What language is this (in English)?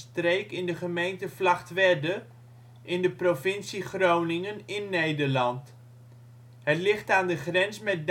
Dutch